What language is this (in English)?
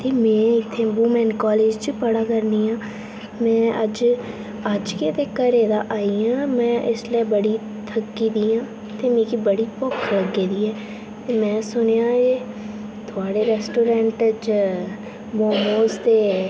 Dogri